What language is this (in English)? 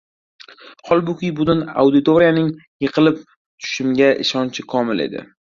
Uzbek